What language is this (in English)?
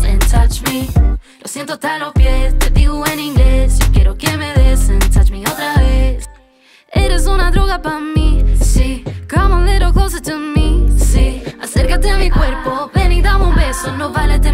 Polish